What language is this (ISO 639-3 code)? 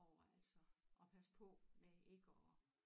dan